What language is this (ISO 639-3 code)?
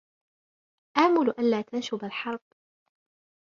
ara